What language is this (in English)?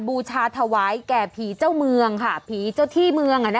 Thai